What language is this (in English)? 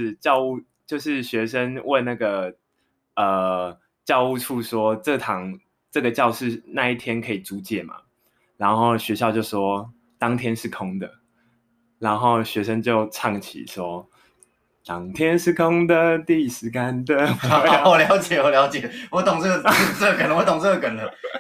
Chinese